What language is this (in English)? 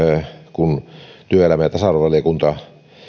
Finnish